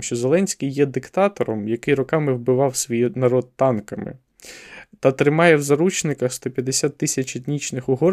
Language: Ukrainian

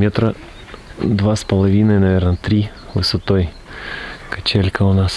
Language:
Russian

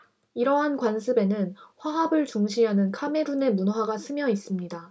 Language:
Korean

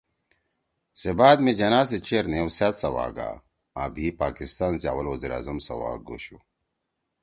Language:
Torwali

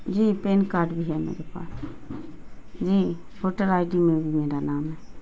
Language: Urdu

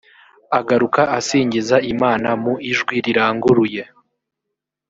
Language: Kinyarwanda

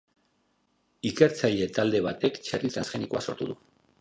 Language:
Basque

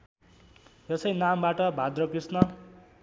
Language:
Nepali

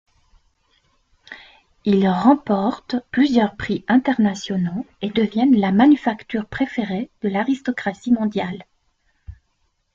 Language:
French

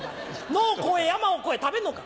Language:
Japanese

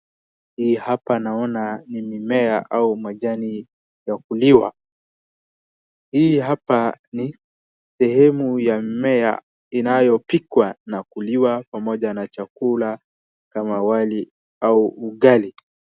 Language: Swahili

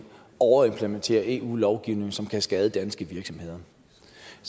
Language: Danish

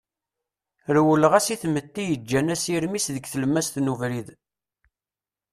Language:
Kabyle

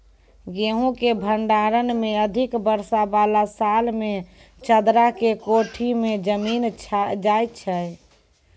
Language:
Maithili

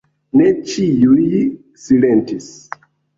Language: Esperanto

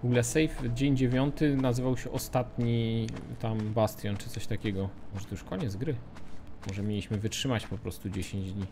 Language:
Polish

